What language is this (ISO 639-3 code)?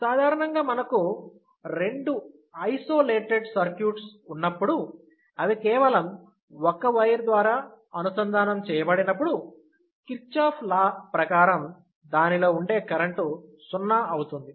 tel